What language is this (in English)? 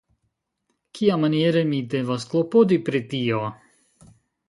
Esperanto